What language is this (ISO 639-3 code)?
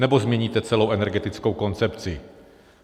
ces